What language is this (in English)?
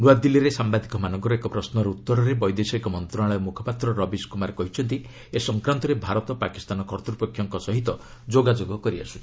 Odia